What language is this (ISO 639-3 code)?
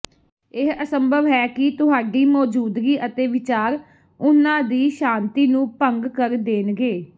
pan